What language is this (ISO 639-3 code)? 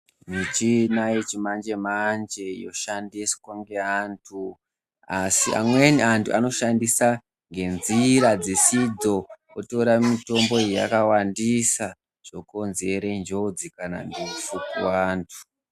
ndc